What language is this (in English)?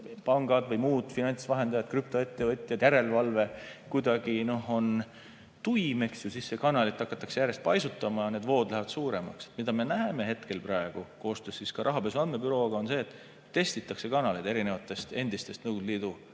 Estonian